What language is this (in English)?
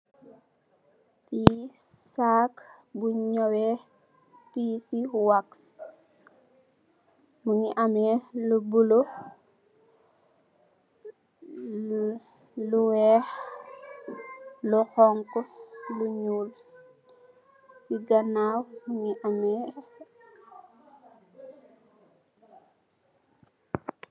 Wolof